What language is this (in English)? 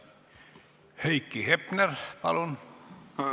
Estonian